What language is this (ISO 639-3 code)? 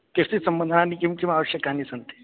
san